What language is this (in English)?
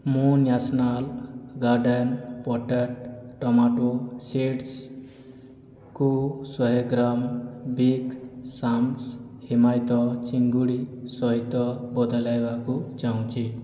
Odia